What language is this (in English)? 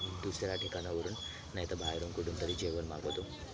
Marathi